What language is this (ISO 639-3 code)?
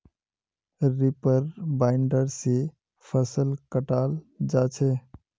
mag